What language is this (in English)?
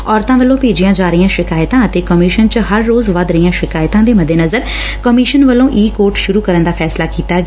Punjabi